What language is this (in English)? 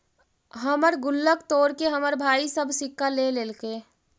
Magahi